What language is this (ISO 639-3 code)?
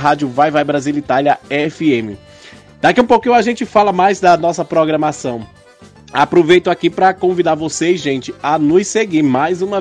por